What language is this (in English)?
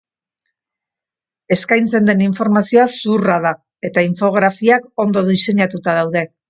Basque